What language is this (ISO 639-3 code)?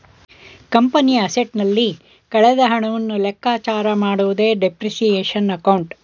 kan